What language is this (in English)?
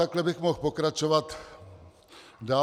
Czech